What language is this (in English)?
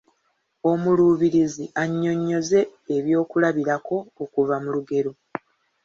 Ganda